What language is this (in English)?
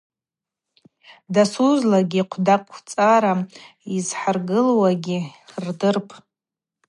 Abaza